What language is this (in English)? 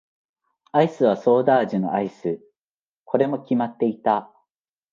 Japanese